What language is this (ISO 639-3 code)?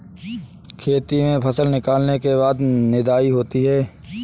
hin